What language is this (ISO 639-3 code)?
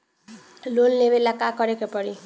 bho